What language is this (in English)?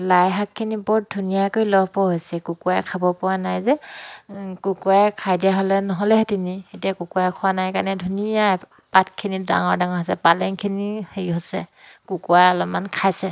Assamese